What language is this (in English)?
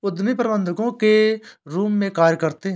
Hindi